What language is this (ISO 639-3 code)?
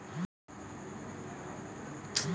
mai